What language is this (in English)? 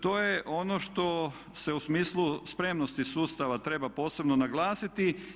Croatian